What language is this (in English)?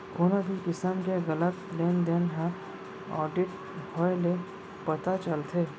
Chhattisgarhi